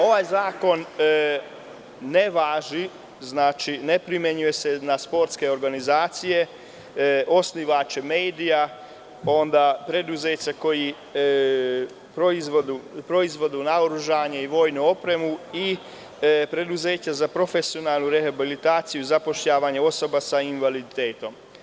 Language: Serbian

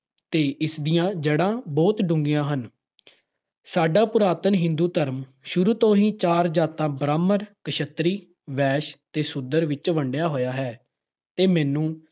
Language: Punjabi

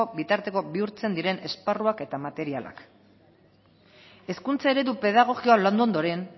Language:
Basque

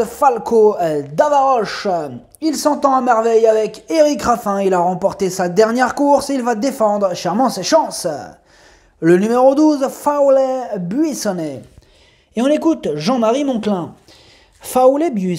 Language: French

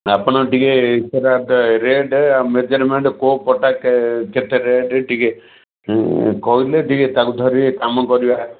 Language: Odia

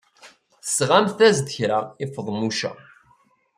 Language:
Kabyle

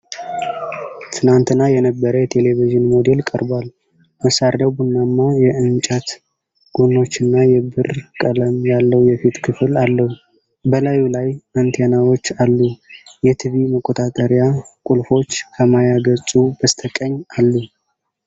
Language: Amharic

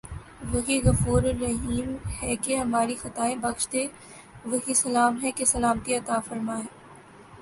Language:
Urdu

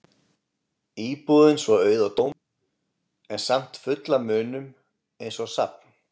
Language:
Icelandic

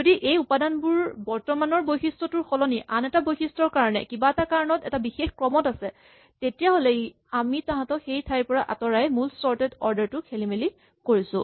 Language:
Assamese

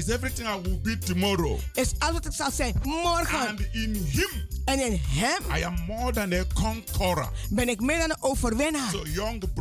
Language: Dutch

